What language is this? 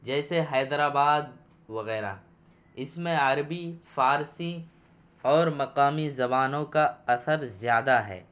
Urdu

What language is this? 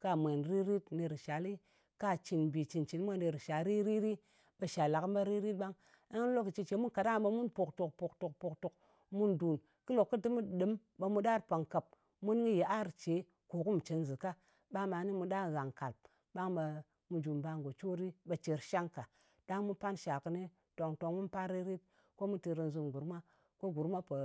Ngas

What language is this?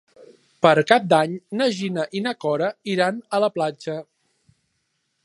Catalan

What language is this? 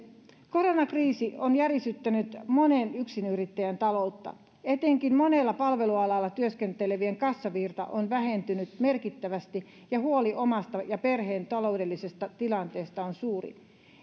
Finnish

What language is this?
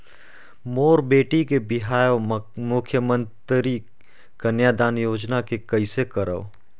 Chhattisgarhi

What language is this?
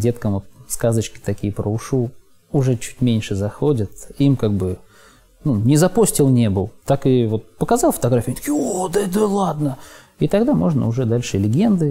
Russian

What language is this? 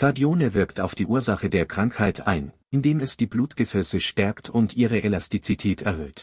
German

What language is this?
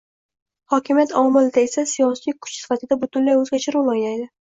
Uzbek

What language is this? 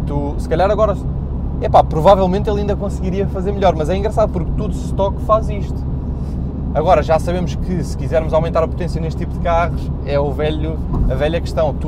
Portuguese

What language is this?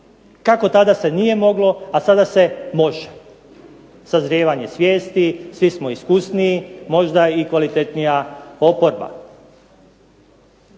Croatian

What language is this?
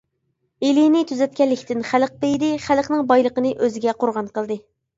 Uyghur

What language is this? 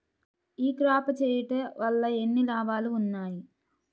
Telugu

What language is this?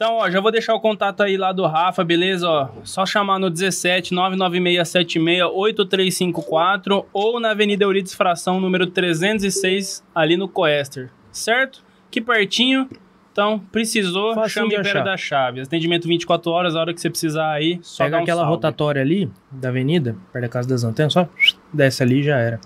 Portuguese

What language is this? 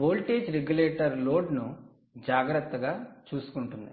Telugu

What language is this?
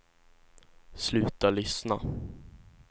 Swedish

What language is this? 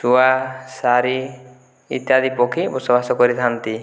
Odia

